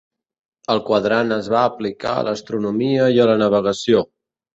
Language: Catalan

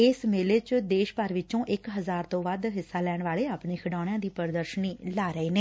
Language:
Punjabi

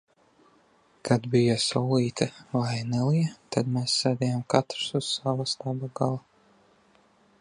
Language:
Latvian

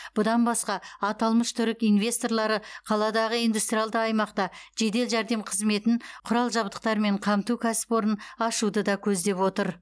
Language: Kazakh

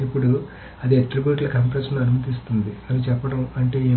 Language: Telugu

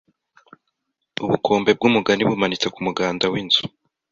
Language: Kinyarwanda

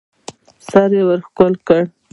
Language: Pashto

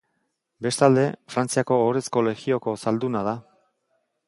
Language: Basque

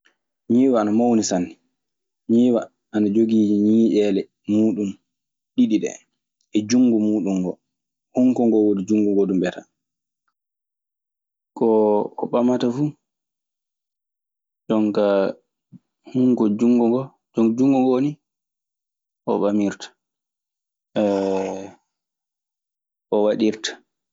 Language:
Maasina Fulfulde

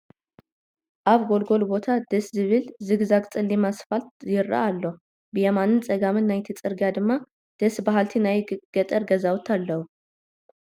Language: Tigrinya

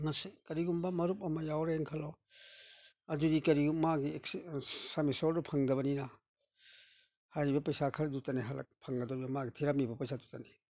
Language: Manipuri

